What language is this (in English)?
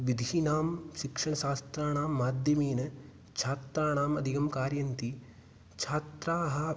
Sanskrit